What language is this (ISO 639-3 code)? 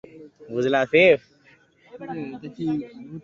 ben